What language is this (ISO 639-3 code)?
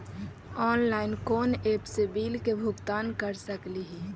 mag